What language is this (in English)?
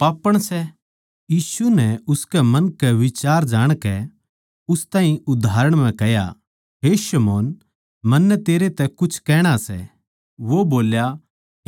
Haryanvi